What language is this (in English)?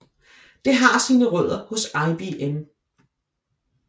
Danish